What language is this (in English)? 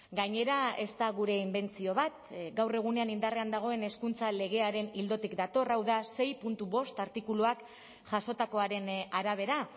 Basque